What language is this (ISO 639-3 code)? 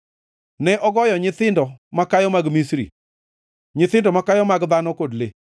luo